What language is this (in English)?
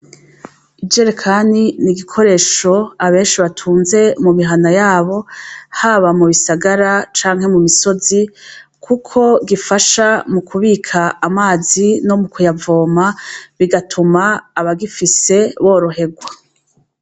Rundi